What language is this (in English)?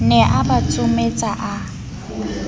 Southern Sotho